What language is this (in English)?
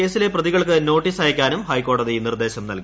Malayalam